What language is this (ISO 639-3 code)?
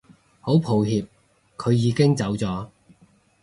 yue